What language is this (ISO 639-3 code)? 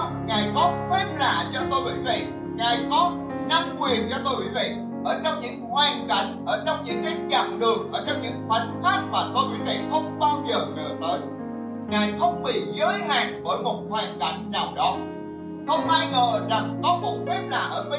vie